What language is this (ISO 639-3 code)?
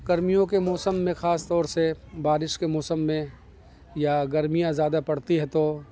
urd